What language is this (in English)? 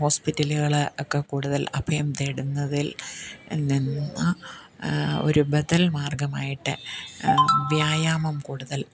Malayalam